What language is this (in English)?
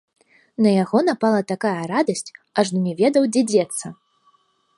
Belarusian